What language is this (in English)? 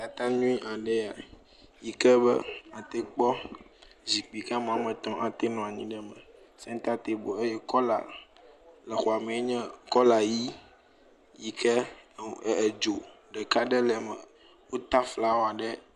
Ewe